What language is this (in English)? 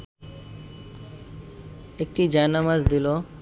Bangla